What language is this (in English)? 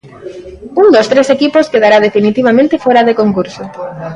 Galician